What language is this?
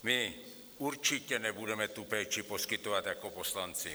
Czech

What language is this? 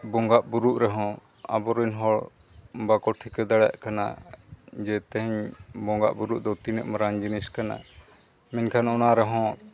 Santali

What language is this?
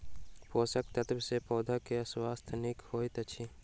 Maithili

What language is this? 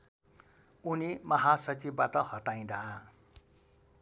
Nepali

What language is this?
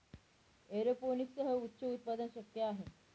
Marathi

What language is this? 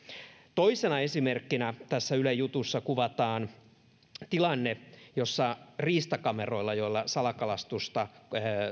Finnish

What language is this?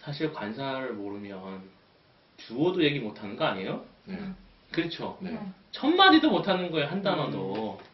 Korean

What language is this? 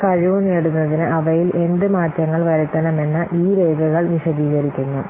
Malayalam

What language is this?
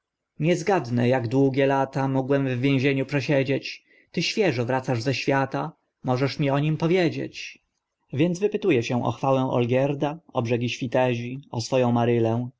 Polish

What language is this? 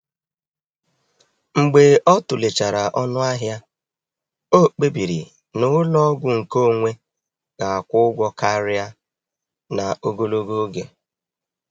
Igbo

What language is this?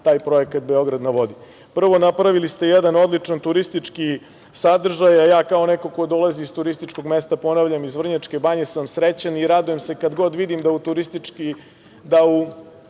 Serbian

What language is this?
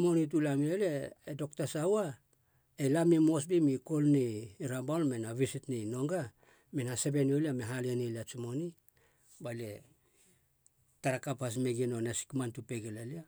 Halia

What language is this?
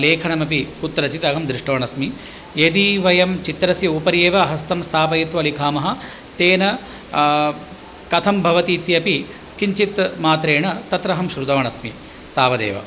Sanskrit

